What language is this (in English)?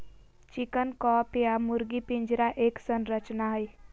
Magahi